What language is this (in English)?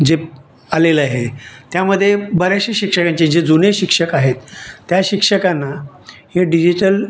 Marathi